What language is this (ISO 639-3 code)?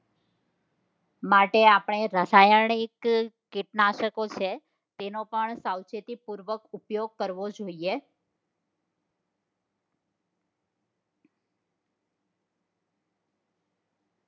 guj